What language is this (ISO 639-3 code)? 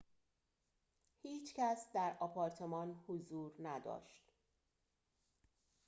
fas